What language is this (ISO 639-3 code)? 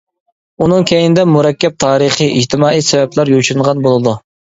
uig